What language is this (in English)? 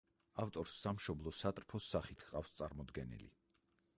Georgian